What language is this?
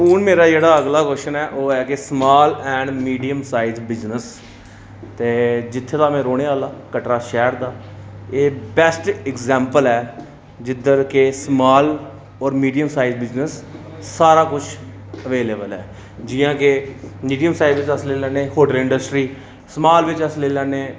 Dogri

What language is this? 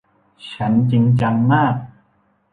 Thai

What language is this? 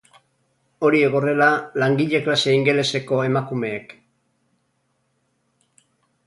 Basque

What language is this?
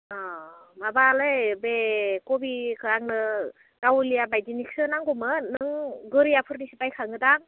Bodo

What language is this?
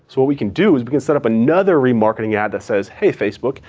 English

